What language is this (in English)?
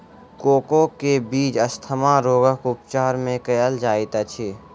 Maithili